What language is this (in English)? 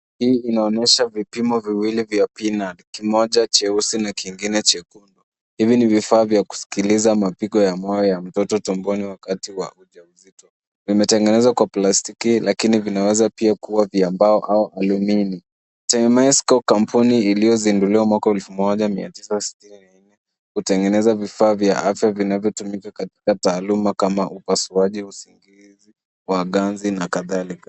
Swahili